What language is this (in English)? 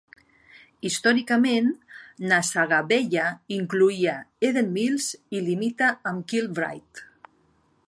Catalan